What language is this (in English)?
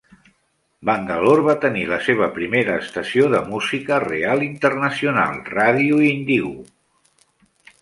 Catalan